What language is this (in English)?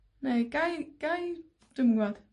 Welsh